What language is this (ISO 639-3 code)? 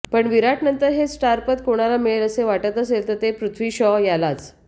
mar